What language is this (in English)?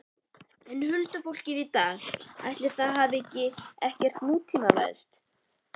Icelandic